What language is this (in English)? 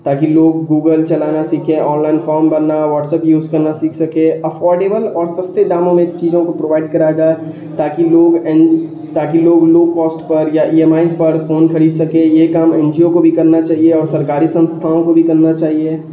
Urdu